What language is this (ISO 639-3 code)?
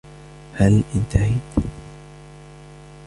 ara